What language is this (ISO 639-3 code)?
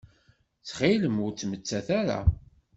kab